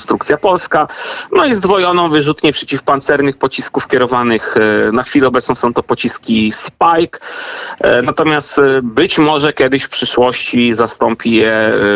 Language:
Polish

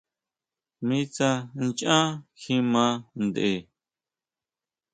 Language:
Huautla Mazatec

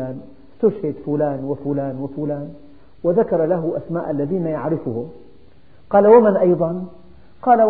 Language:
Arabic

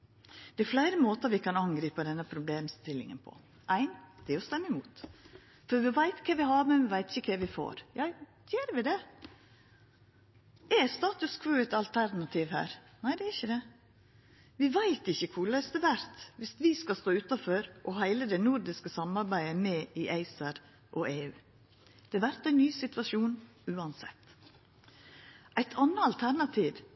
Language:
Norwegian Nynorsk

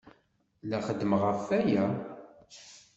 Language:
Kabyle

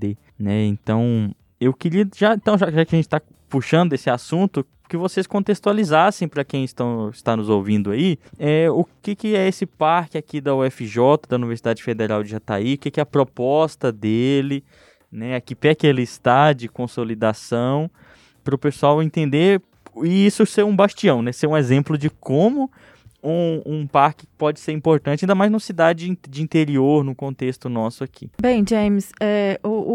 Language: Portuguese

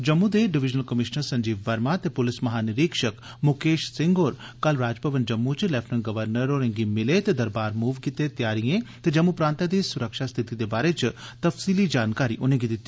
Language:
Dogri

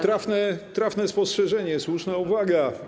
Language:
Polish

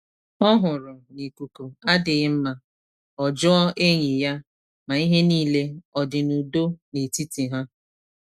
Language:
Igbo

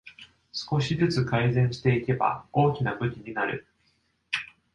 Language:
Japanese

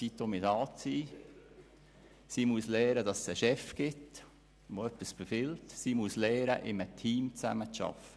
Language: Swiss German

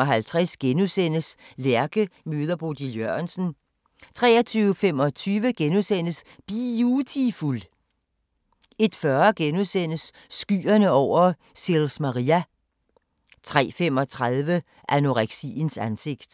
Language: Danish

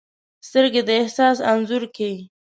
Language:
Pashto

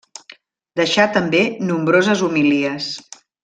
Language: Catalan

